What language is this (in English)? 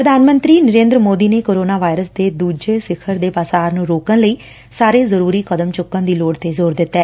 Punjabi